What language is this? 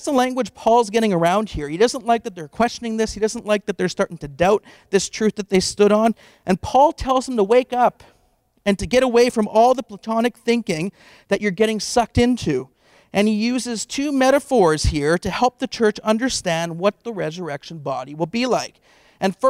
English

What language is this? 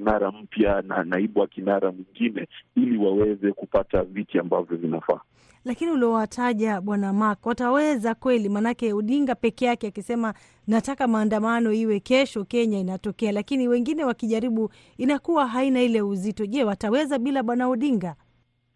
Swahili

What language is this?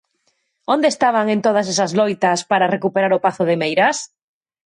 Galician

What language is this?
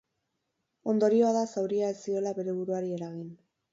Basque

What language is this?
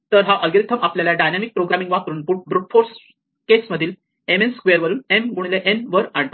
Marathi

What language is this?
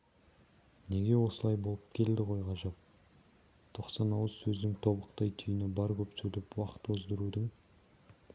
Kazakh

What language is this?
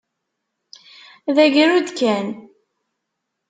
Kabyle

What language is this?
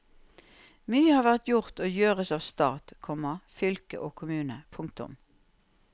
Norwegian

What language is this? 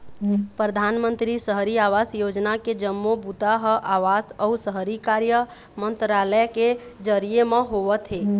Chhattisgarhi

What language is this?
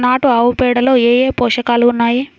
Telugu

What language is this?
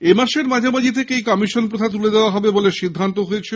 Bangla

